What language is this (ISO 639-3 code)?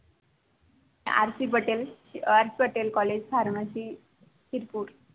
mar